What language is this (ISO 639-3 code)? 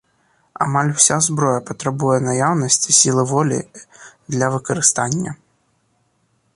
bel